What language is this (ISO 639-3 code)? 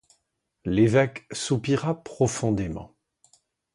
fra